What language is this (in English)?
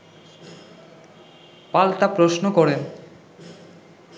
Bangla